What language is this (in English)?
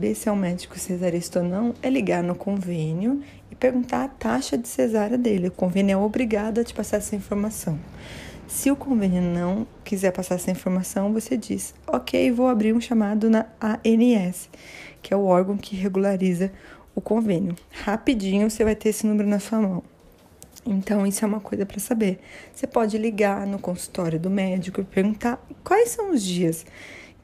Portuguese